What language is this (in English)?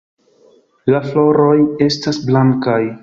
Esperanto